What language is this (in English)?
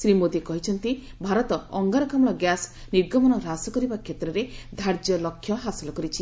Odia